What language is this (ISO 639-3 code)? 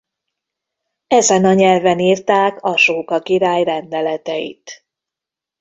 hun